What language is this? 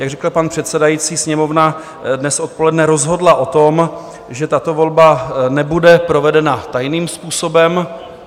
Czech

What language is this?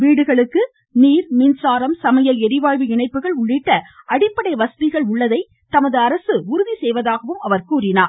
Tamil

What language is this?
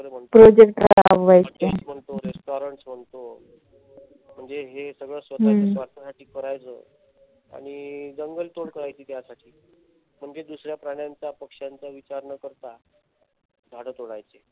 Marathi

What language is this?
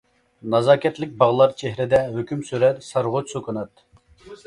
Uyghur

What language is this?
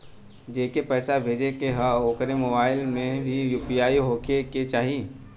Bhojpuri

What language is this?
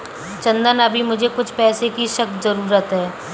Hindi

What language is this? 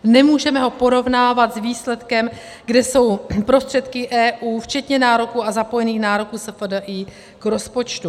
Czech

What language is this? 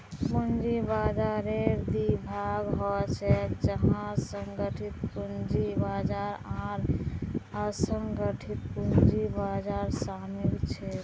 Magahi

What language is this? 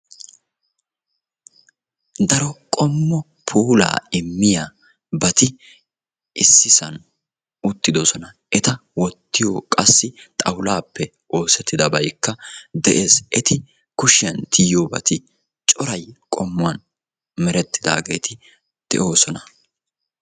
Wolaytta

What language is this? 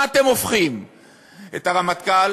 Hebrew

